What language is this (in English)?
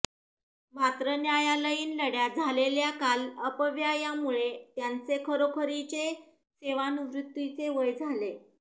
Marathi